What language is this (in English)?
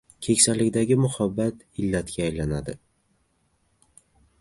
Uzbek